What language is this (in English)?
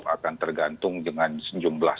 Indonesian